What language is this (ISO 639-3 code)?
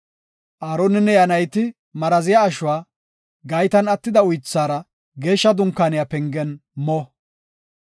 gof